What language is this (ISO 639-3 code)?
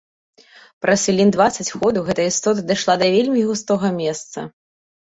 bel